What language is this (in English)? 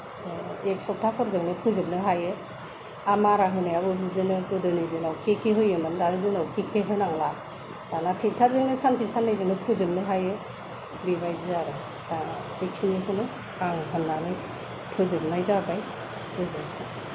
Bodo